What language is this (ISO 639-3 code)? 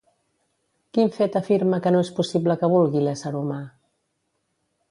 cat